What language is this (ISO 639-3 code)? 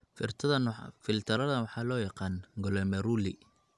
som